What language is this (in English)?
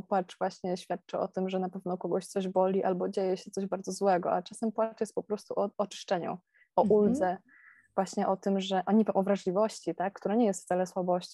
Polish